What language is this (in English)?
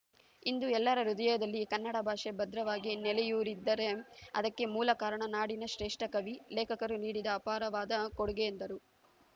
Kannada